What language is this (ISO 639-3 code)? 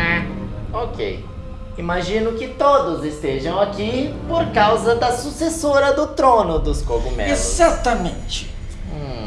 por